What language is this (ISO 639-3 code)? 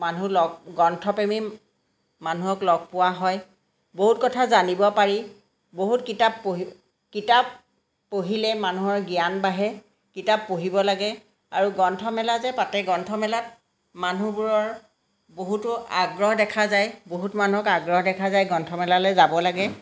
asm